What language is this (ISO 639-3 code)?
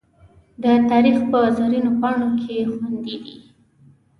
pus